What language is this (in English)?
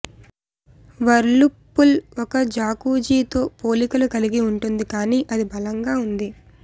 Telugu